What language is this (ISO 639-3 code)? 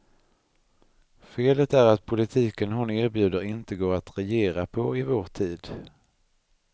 swe